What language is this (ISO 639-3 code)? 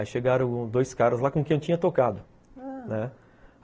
por